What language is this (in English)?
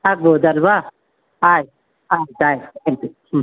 Kannada